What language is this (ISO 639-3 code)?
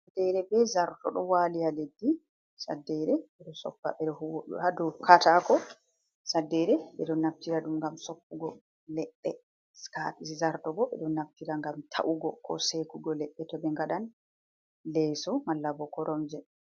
ful